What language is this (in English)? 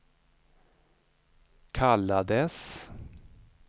Swedish